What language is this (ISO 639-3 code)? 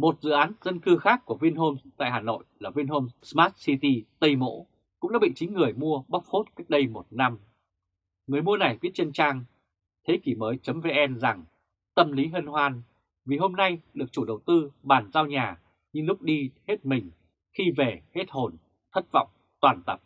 vie